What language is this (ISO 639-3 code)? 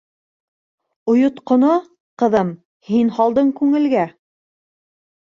bak